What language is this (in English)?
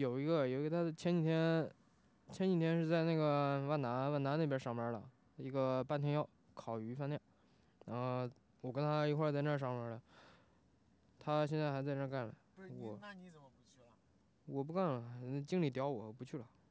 Chinese